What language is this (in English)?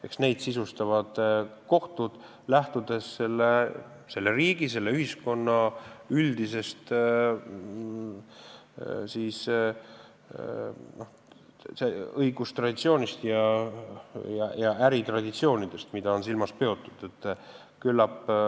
Estonian